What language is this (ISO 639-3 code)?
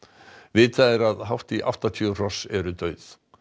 isl